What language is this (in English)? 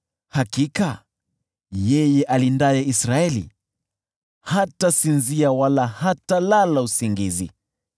Swahili